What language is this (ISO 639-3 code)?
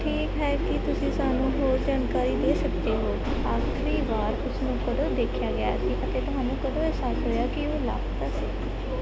pan